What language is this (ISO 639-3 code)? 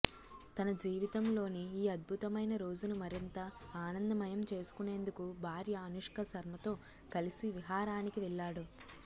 tel